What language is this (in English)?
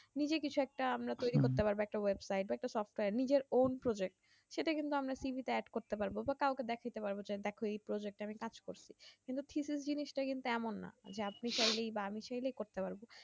Bangla